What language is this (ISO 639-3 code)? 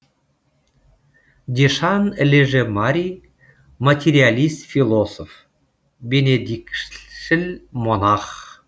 kaz